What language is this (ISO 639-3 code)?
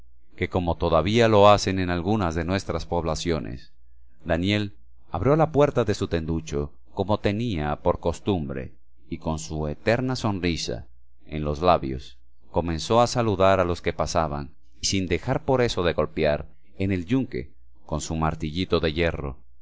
spa